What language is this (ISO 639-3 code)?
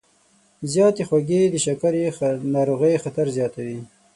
pus